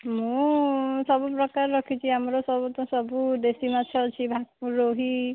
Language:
Odia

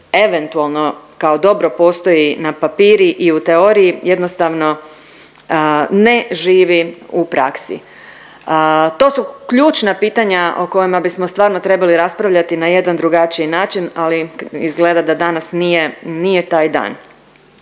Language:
Croatian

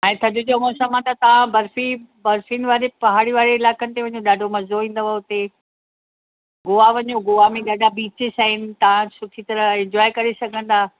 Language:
Sindhi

